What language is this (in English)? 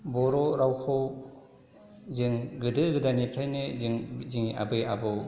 Bodo